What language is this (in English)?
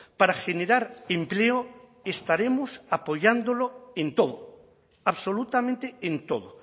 Spanish